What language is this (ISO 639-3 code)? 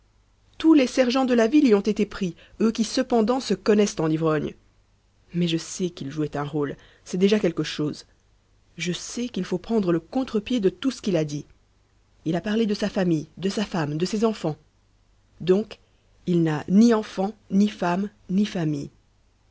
fra